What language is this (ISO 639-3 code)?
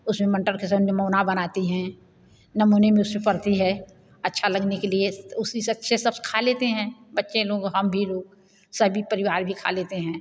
hin